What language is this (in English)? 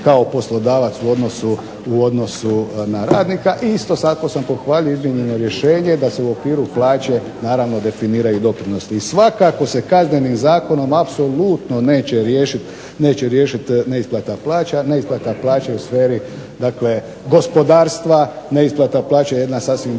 Croatian